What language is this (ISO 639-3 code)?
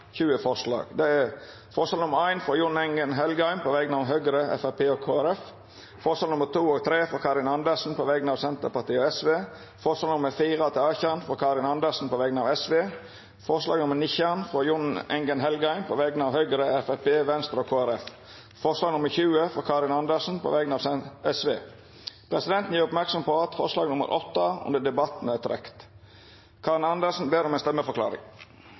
nno